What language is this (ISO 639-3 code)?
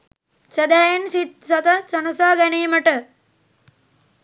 sin